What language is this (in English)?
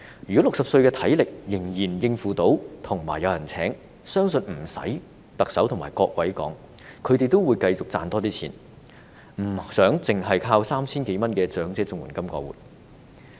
Cantonese